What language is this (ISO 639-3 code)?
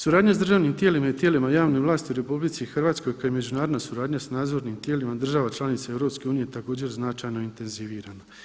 hrv